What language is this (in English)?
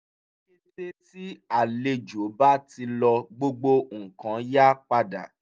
Yoruba